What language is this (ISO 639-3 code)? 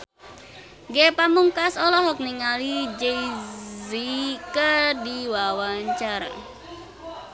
sun